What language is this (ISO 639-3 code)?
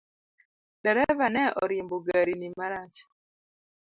luo